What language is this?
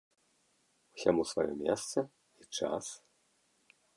Belarusian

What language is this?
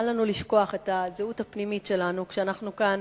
Hebrew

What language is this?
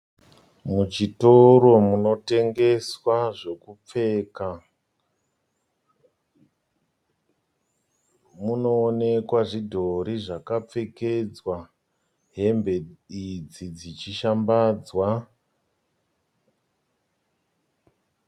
Shona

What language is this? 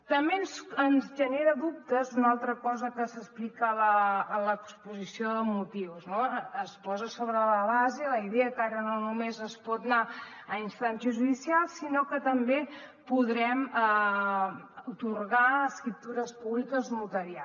Catalan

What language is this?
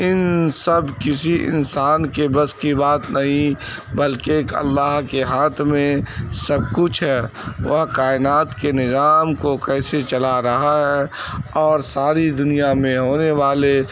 Urdu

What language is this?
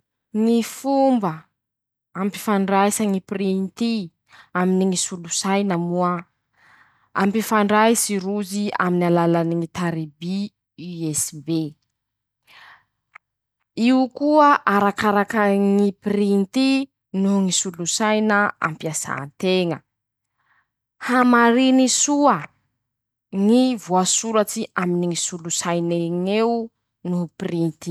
Masikoro Malagasy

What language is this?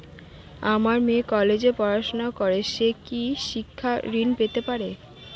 Bangla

